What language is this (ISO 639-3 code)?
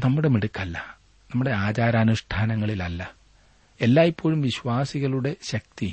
mal